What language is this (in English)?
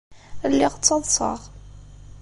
Kabyle